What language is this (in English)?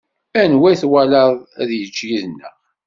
Kabyle